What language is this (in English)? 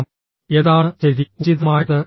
Malayalam